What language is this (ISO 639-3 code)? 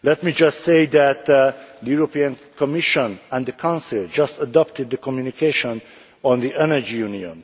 eng